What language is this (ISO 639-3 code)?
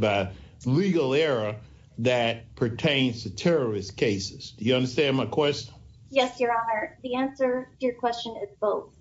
eng